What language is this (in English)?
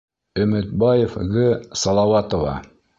Bashkir